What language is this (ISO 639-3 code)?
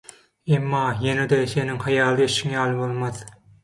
tuk